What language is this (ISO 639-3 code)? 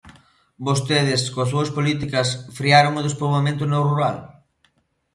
glg